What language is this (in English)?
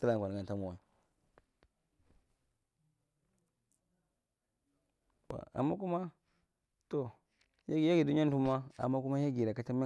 Marghi Central